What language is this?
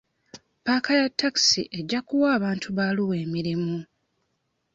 Ganda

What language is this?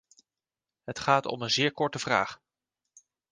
Dutch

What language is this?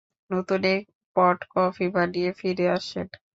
Bangla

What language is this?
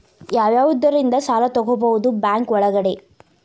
Kannada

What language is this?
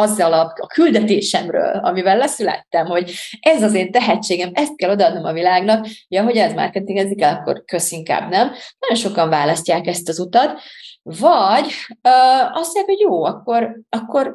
Hungarian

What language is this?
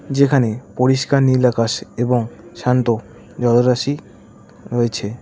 Bangla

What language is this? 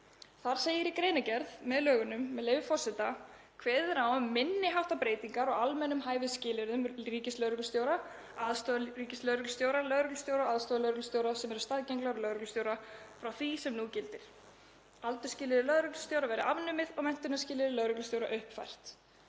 Icelandic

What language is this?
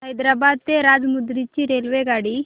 Marathi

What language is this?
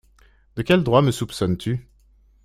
French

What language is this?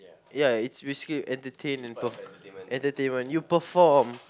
English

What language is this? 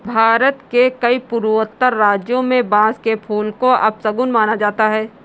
Hindi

